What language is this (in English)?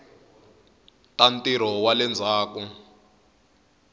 Tsonga